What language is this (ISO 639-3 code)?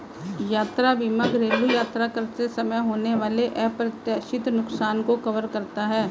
hin